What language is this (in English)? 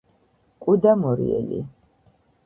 Georgian